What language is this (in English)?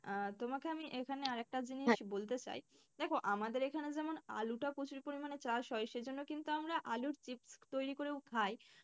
Bangla